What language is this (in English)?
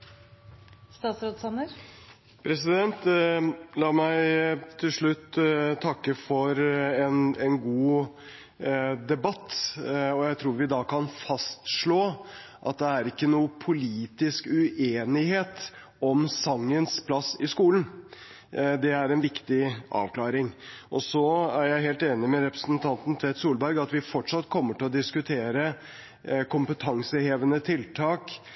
Norwegian Bokmål